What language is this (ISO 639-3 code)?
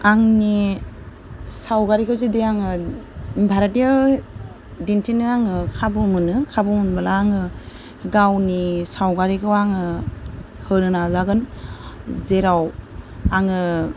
brx